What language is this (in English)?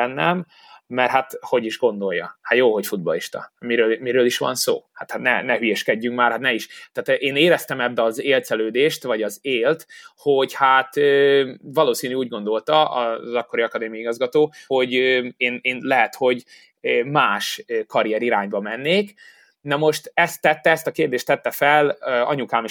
Hungarian